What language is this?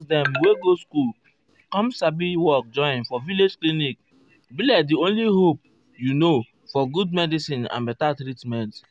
Nigerian Pidgin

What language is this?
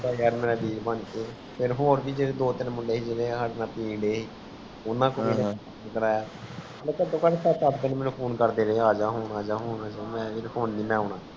Punjabi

